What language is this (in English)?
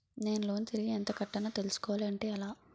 Telugu